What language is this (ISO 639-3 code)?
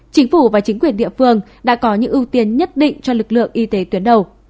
vie